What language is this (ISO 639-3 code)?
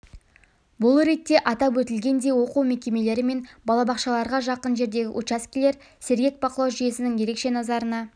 kaz